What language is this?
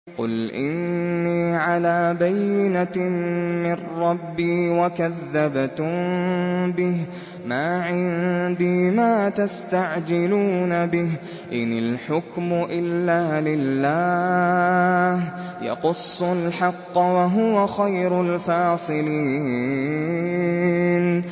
Arabic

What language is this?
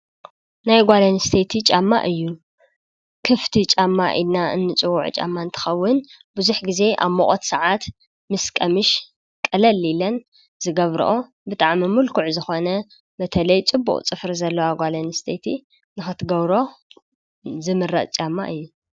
Tigrinya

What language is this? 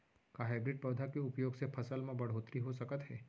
Chhattisgarhi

